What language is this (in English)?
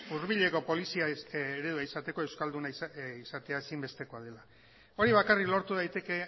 Basque